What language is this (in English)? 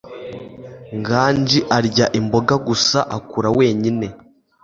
Kinyarwanda